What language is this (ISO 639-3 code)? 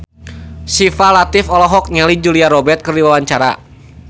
sun